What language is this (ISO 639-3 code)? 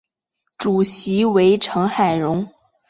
zho